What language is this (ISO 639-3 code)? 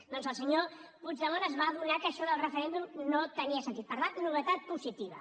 cat